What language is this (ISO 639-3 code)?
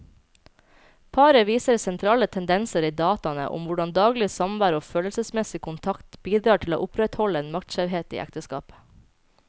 nor